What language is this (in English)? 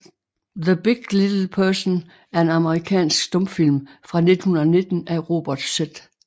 Danish